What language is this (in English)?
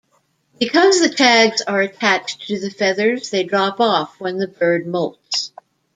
English